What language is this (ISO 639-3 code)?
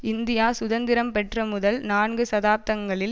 tam